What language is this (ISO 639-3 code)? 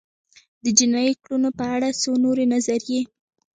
pus